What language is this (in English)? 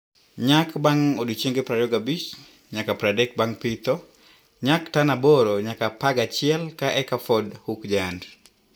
Luo (Kenya and Tanzania)